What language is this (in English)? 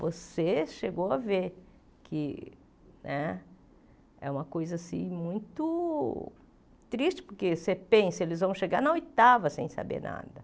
Portuguese